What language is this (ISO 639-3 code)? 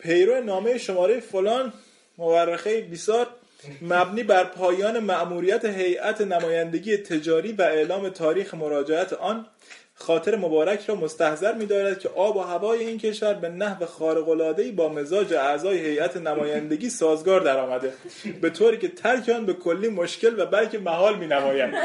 fas